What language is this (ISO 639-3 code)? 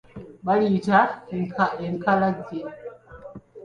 lug